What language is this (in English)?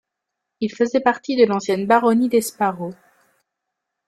French